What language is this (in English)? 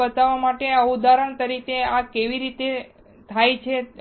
Gujarati